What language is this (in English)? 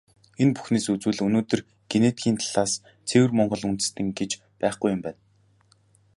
Mongolian